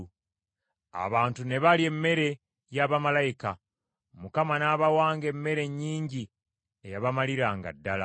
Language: Ganda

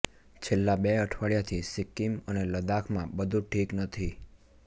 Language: Gujarati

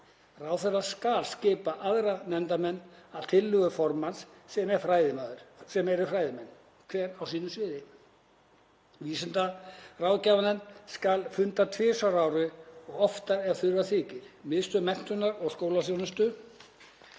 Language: Icelandic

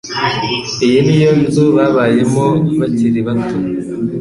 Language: Kinyarwanda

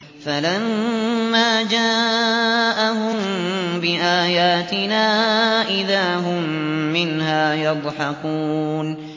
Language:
Arabic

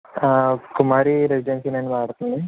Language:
Telugu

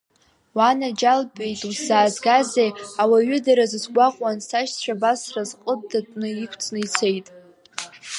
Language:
Abkhazian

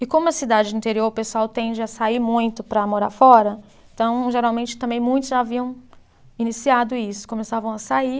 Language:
Portuguese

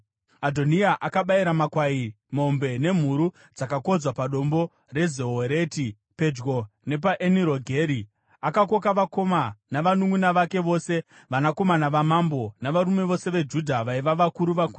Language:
Shona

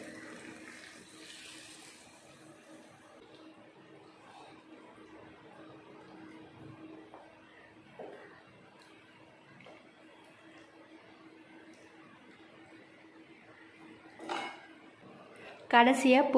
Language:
Tamil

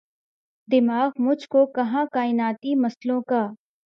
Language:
Urdu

